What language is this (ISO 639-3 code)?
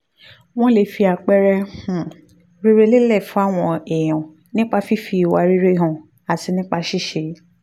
yor